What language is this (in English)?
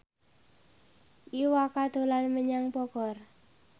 Javanese